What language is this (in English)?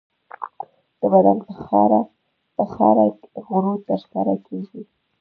Pashto